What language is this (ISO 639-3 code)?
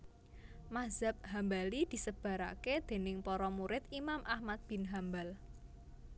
jav